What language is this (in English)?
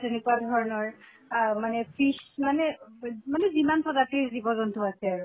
Assamese